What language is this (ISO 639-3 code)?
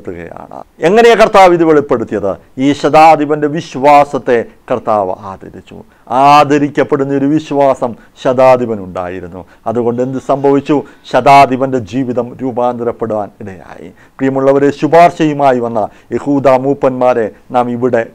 tur